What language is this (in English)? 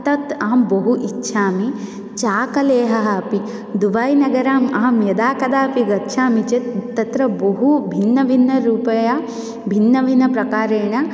Sanskrit